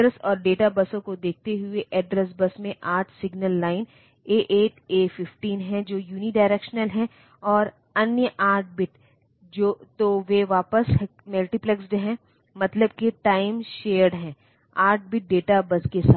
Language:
Hindi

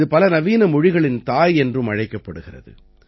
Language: Tamil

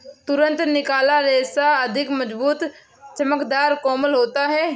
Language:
Hindi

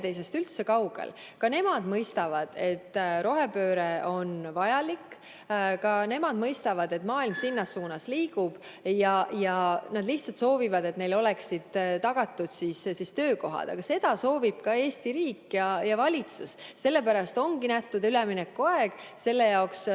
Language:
Estonian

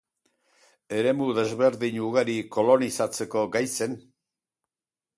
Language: Basque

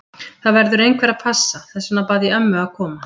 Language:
Icelandic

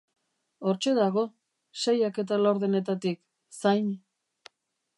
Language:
Basque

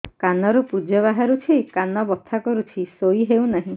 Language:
Odia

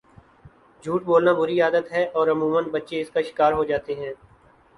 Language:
Urdu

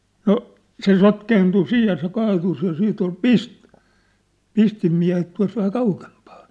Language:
Finnish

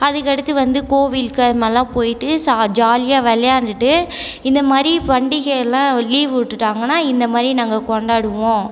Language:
Tamil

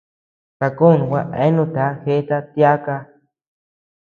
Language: Tepeuxila Cuicatec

